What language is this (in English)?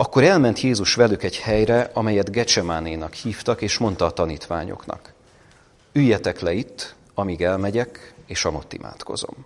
Hungarian